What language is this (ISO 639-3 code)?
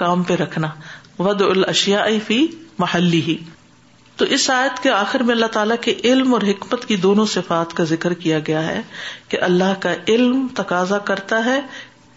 urd